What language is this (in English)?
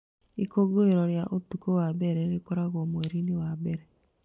Kikuyu